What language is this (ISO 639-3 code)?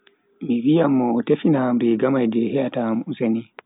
fui